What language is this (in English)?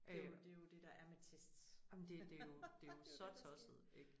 Danish